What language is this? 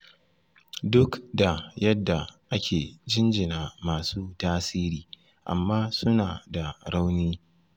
Hausa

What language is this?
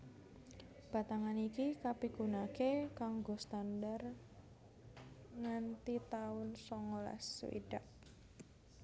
Javanese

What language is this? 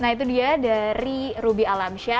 Indonesian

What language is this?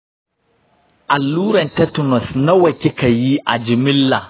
Hausa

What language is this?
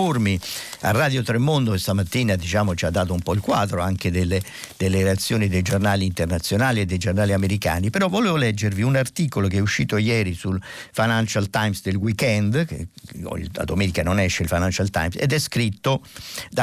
Italian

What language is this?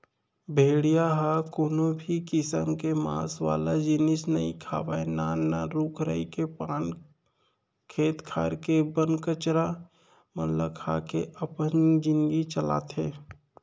Chhattisgarhi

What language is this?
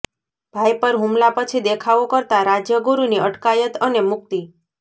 Gujarati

